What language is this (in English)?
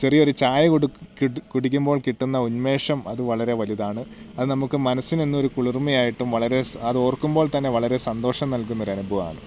Malayalam